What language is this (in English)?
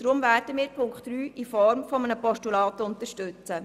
Swiss German